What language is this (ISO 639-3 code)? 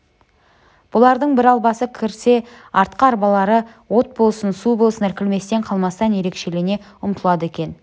kaz